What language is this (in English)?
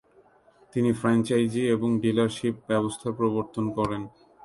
Bangla